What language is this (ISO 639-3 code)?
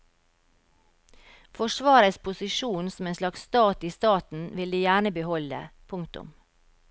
nor